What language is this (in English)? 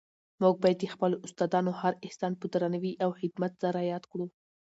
Pashto